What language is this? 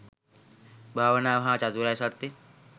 Sinhala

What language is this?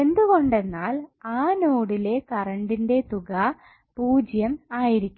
Malayalam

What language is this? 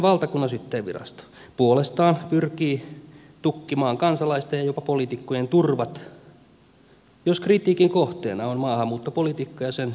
Finnish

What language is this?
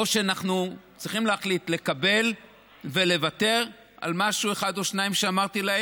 Hebrew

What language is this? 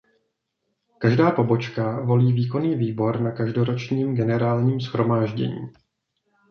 Czech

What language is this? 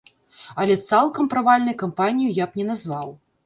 Belarusian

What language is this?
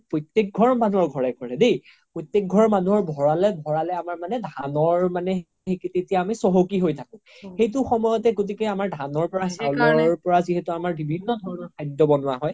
Assamese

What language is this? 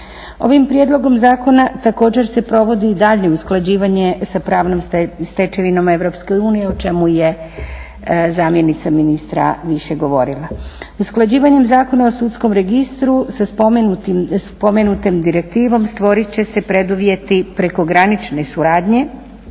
Croatian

